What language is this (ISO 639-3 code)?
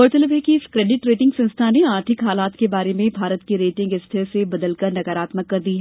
hin